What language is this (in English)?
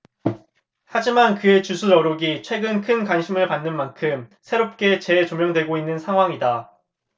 Korean